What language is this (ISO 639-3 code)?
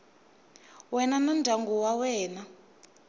tso